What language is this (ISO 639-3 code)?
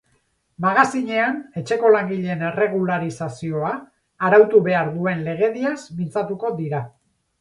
eus